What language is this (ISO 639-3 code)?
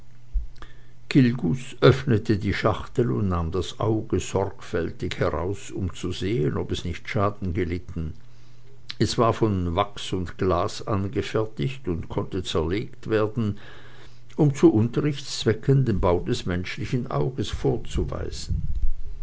deu